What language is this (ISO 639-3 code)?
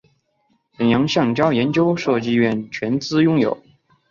zho